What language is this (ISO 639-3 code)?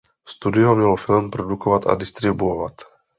ces